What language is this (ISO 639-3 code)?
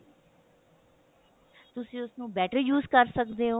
pan